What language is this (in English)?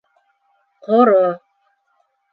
Bashkir